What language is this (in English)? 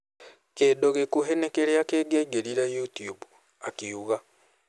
Kikuyu